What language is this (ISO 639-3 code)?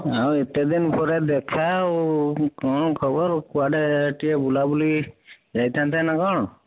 ori